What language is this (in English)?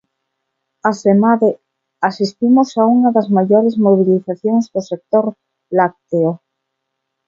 Galician